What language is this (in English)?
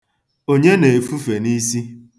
Igbo